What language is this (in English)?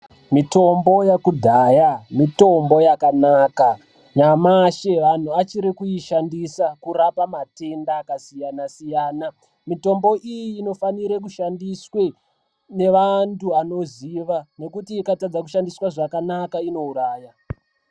Ndau